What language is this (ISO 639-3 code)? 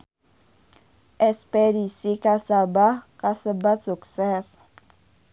sun